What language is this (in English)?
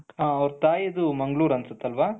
Kannada